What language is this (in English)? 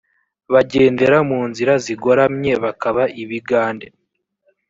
Kinyarwanda